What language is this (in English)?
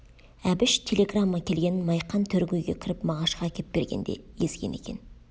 Kazakh